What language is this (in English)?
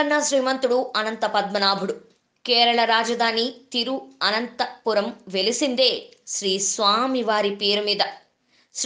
Telugu